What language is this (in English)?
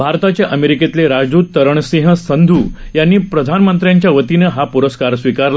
Marathi